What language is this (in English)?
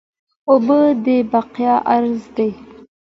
Pashto